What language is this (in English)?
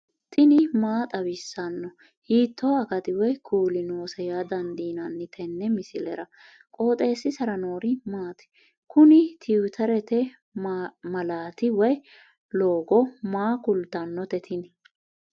Sidamo